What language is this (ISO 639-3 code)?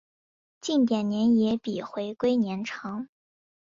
zho